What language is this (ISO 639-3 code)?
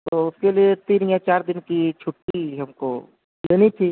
urd